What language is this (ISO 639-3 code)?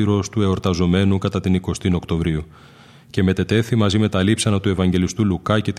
ell